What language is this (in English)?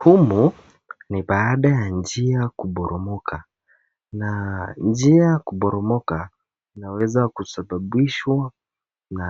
Swahili